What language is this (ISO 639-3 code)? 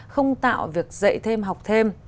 vie